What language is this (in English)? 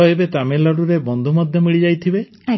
Odia